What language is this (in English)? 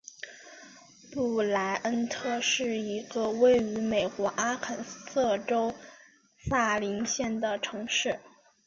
Chinese